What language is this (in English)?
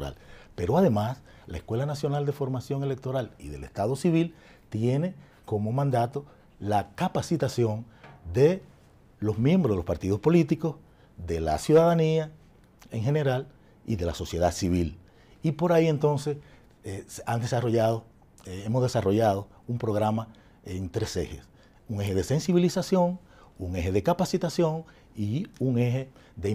Spanish